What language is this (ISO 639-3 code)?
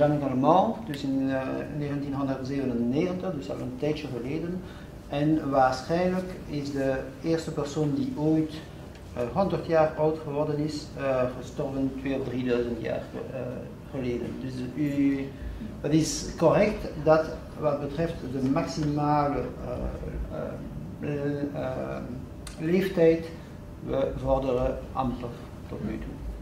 nld